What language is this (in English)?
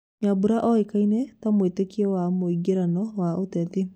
Kikuyu